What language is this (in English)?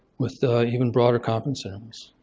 English